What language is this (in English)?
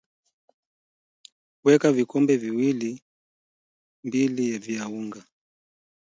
Swahili